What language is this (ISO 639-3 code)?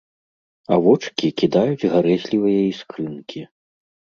bel